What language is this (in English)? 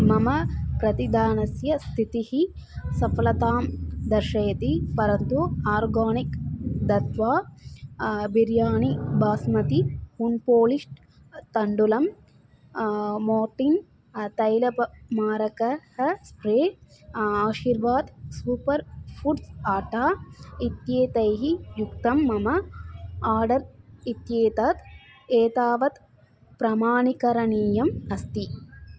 Sanskrit